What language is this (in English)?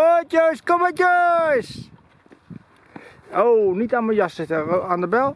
Dutch